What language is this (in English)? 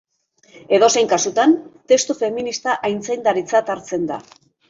Basque